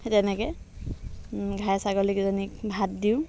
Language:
Assamese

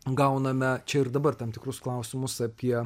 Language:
Lithuanian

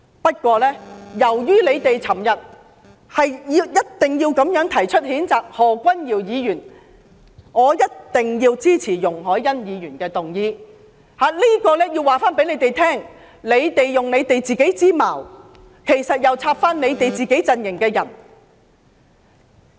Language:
Cantonese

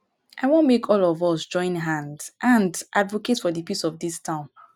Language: Nigerian Pidgin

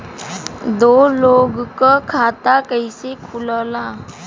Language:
Bhojpuri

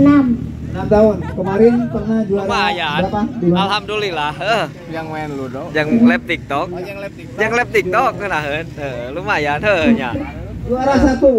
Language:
Indonesian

